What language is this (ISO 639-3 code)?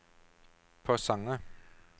nor